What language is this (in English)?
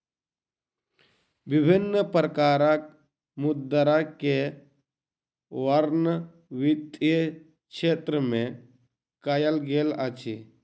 Maithili